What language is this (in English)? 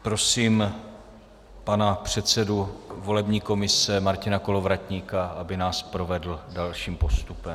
Czech